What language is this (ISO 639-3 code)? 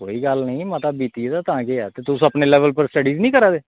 doi